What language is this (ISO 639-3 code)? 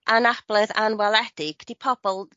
cym